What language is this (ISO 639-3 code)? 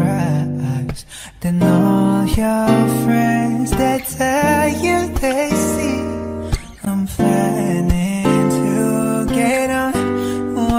eng